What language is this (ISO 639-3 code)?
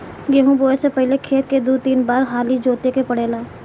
bho